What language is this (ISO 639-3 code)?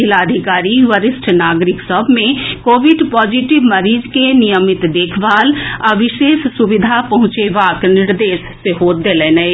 mai